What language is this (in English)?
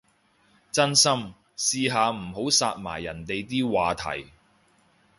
Cantonese